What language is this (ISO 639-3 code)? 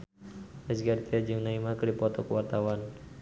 sun